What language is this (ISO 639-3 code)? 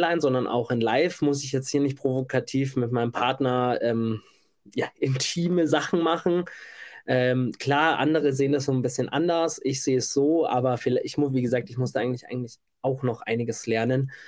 deu